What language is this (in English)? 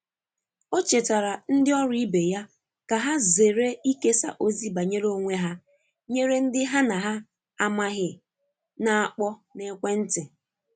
Igbo